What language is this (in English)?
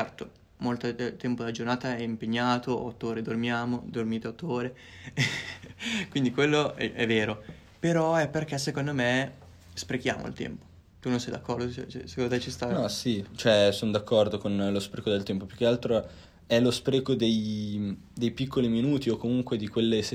Italian